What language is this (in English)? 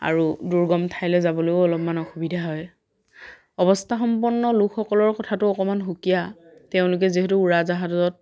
Assamese